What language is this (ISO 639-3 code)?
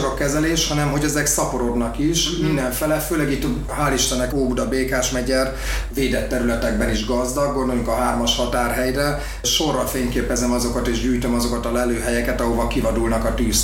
hun